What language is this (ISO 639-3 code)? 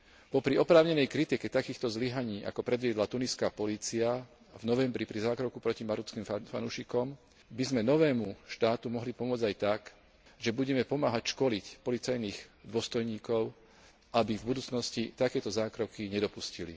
slk